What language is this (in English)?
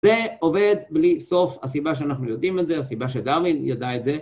Hebrew